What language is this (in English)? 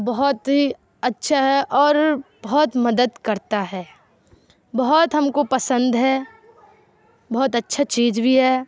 Urdu